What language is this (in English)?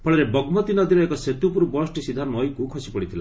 Odia